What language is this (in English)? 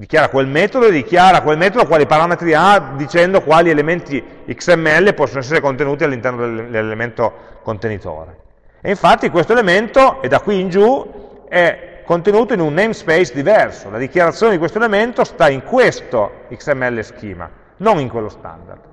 Italian